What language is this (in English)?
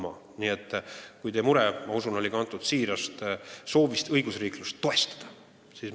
Estonian